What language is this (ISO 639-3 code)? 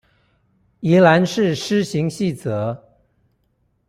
zho